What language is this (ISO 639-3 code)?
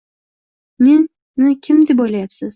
uzb